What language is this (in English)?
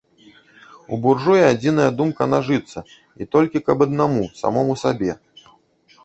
Belarusian